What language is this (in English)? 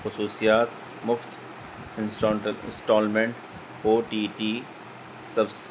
Urdu